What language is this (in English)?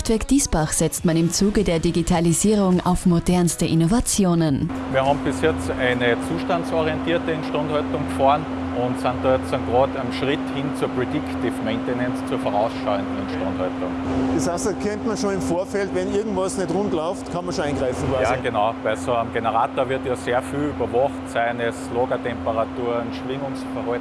German